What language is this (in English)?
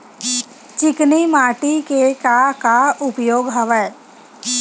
Chhattisgarhi